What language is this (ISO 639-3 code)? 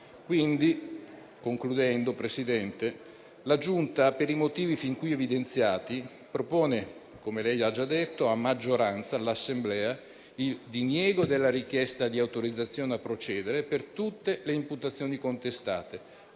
ita